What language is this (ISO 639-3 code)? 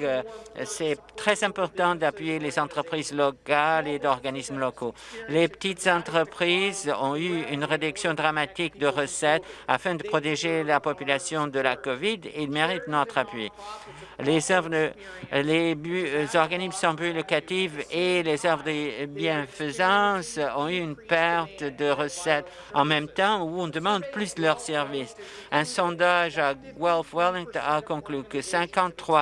fra